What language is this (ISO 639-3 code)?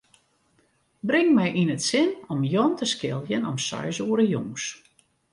fry